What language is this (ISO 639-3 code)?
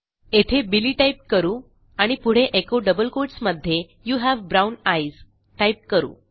mar